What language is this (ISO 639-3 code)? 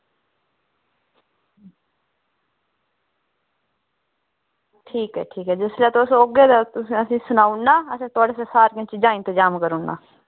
doi